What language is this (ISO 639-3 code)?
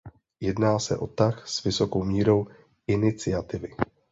ces